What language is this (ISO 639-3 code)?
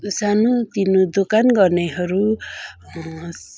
nep